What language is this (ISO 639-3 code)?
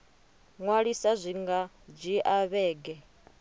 ven